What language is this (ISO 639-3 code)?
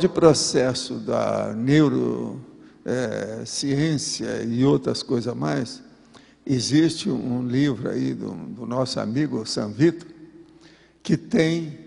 por